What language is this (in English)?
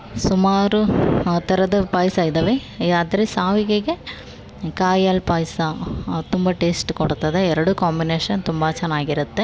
Kannada